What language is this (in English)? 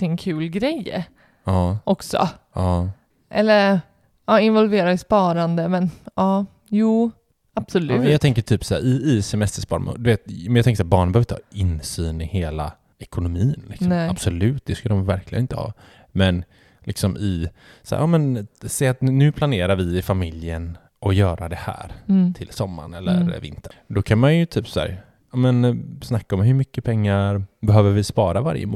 Swedish